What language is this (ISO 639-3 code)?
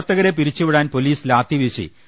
mal